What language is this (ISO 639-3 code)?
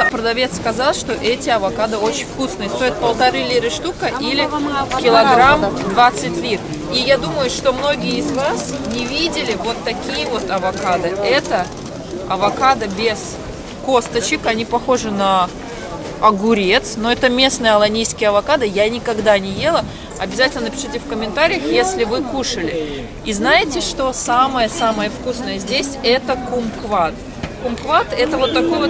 rus